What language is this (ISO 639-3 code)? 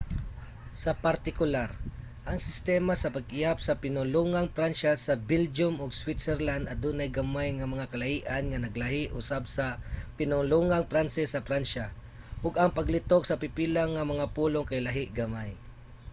ceb